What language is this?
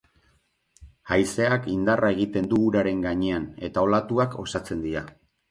Basque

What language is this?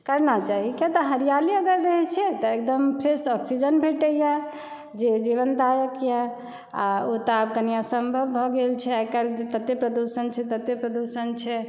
Maithili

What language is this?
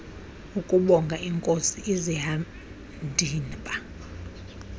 Xhosa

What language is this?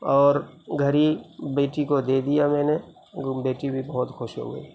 Urdu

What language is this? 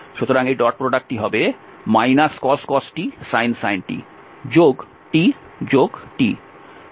Bangla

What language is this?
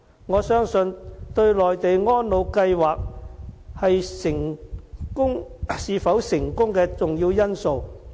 Cantonese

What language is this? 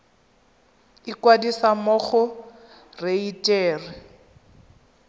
Tswana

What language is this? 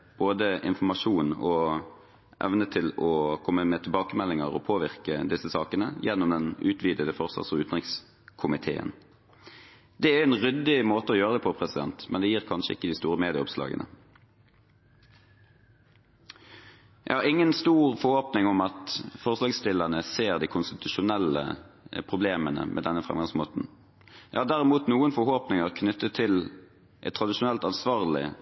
Norwegian Bokmål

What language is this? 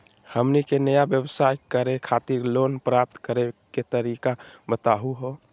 Magahi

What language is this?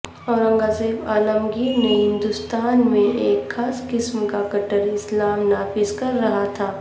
Urdu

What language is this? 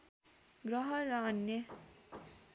Nepali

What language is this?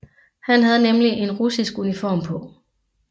Danish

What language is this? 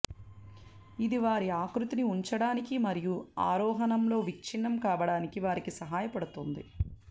Telugu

